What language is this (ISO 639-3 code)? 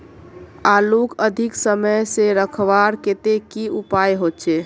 mag